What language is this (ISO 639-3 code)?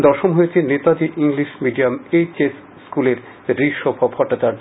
ben